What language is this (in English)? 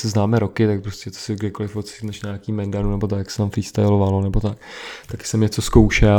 Czech